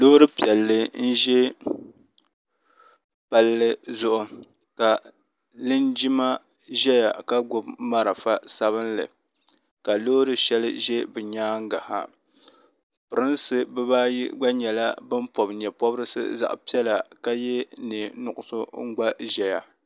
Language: Dagbani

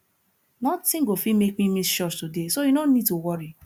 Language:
Nigerian Pidgin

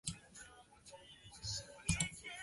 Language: Chinese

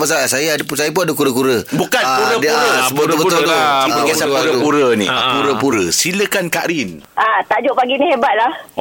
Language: Malay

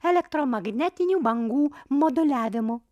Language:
Lithuanian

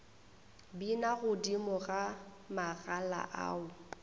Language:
Northern Sotho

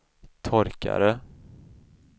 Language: Swedish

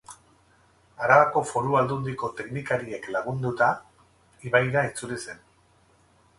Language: Basque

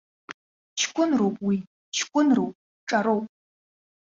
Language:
Abkhazian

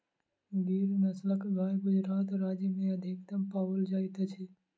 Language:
Maithili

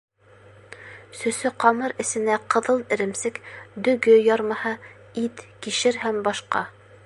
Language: Bashkir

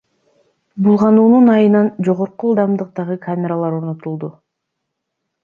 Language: Kyrgyz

